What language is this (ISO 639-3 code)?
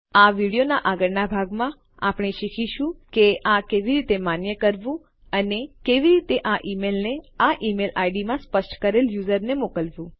guj